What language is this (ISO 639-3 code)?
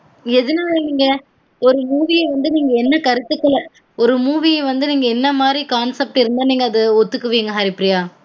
tam